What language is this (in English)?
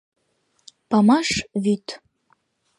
Mari